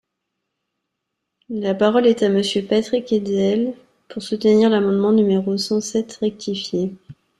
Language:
French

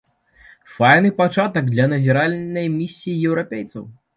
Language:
Belarusian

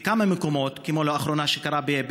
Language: Hebrew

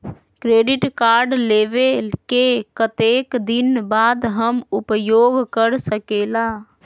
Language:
Magahi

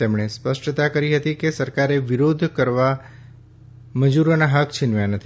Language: Gujarati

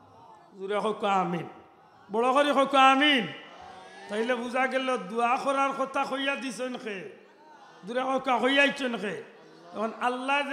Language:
Arabic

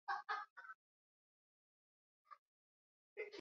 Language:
Swahili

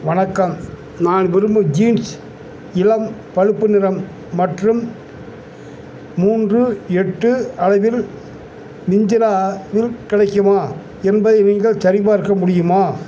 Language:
Tamil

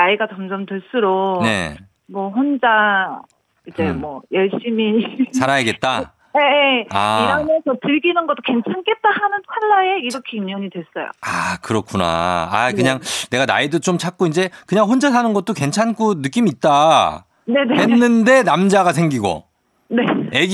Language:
Korean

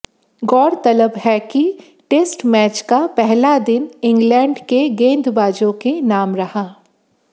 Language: Hindi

